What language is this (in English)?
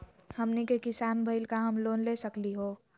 Magahi